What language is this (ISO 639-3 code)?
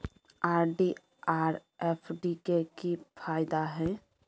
mai